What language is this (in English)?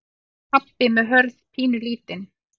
Icelandic